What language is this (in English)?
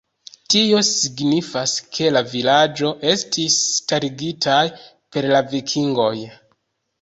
Esperanto